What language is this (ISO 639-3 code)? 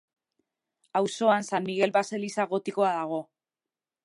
eus